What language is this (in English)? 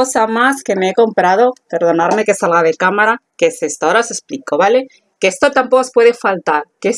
Spanish